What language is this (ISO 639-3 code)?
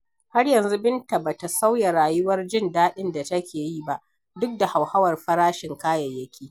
hau